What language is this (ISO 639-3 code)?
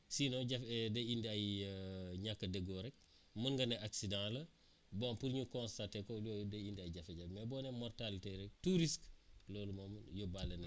wol